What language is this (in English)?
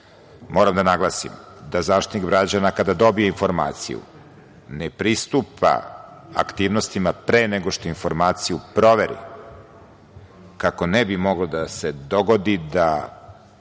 Serbian